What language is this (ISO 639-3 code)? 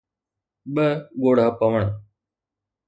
snd